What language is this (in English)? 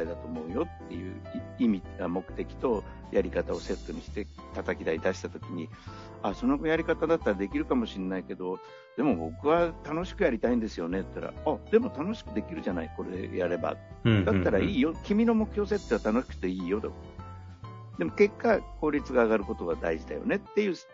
Japanese